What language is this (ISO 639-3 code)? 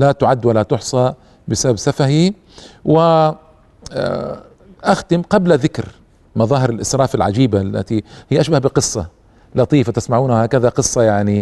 ara